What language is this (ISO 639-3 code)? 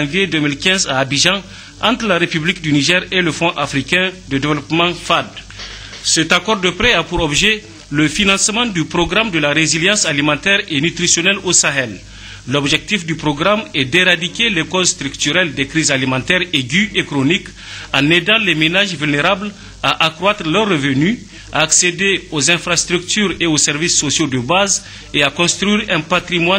fra